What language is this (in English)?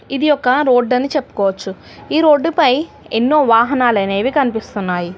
Telugu